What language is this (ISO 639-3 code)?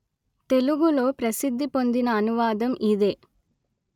tel